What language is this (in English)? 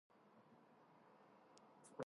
Georgian